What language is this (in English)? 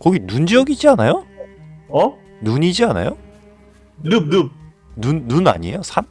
Korean